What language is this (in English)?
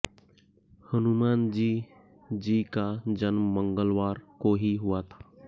Hindi